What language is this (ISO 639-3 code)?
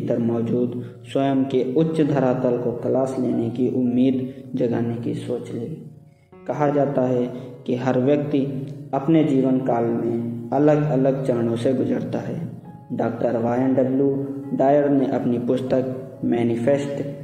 hin